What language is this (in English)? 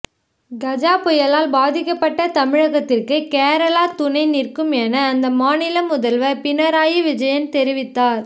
Tamil